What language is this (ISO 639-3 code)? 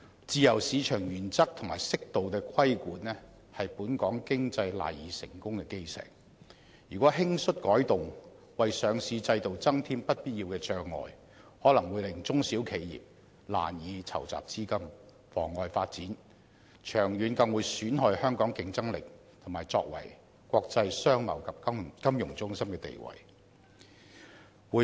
yue